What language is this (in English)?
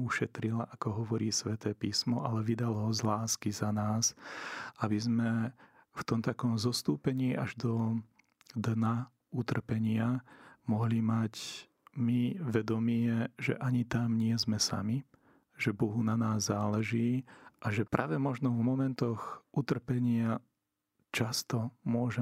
Slovak